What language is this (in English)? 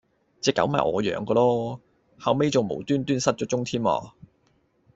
Cantonese